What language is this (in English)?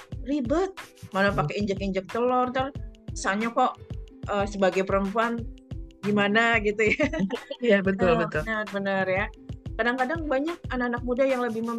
Indonesian